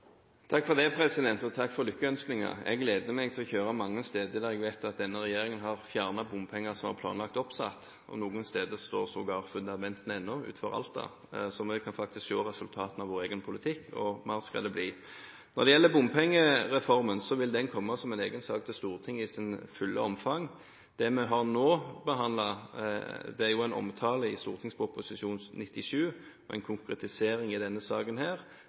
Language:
Norwegian Bokmål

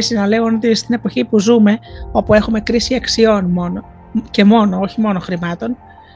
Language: Greek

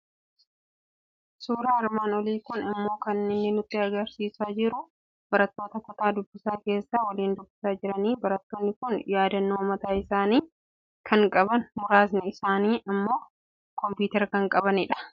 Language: Oromo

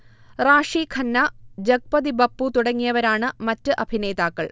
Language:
Malayalam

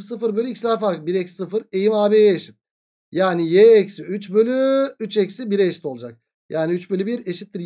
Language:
Turkish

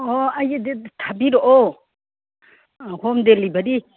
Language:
Manipuri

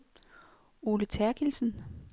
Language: Danish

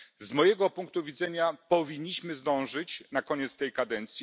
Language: Polish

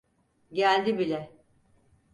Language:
Turkish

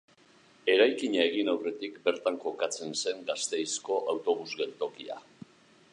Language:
Basque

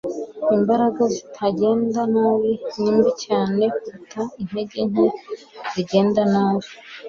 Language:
Kinyarwanda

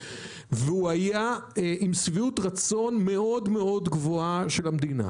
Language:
Hebrew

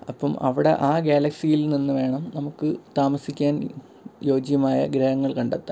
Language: Malayalam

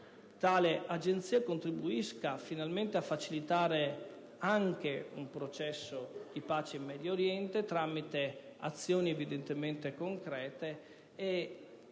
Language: Italian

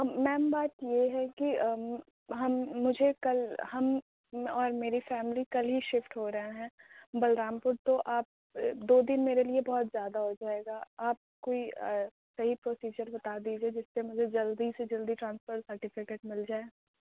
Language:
Urdu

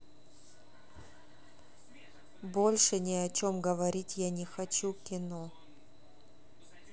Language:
Russian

